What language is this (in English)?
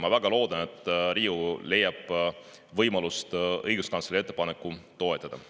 Estonian